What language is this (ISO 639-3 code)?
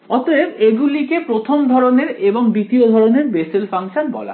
ben